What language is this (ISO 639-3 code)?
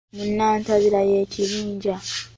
lug